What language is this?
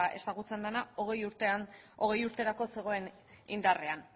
Basque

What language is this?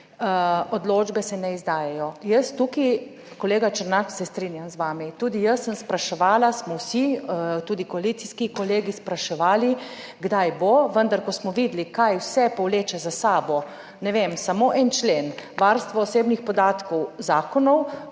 Slovenian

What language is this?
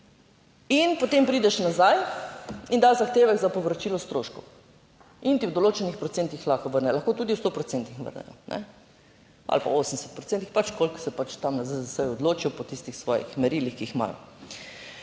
Slovenian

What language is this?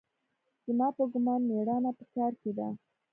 Pashto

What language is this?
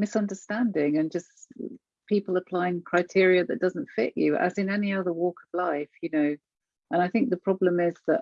English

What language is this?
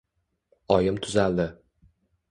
Uzbek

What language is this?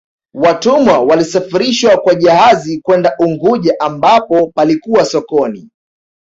Swahili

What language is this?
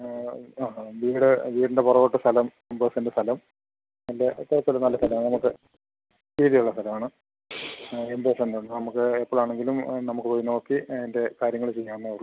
Malayalam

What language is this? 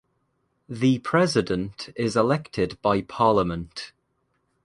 English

